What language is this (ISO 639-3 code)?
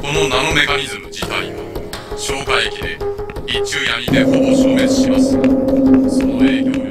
jpn